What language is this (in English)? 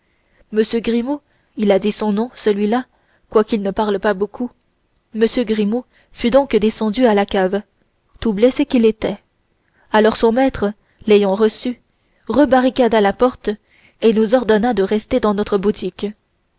French